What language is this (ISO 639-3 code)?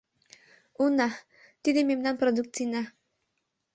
chm